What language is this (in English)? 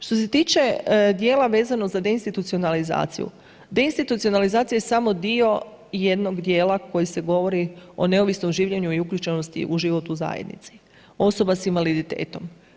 Croatian